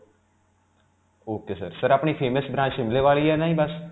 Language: Punjabi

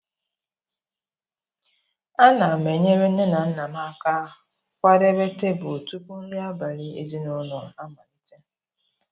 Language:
Igbo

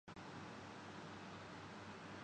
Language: Urdu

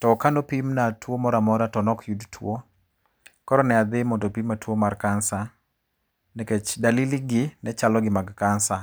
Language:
Luo (Kenya and Tanzania)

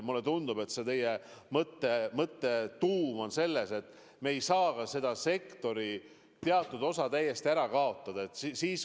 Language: Estonian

